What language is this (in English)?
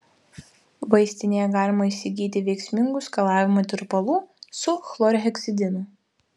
Lithuanian